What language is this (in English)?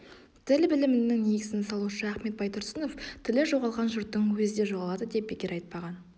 Kazakh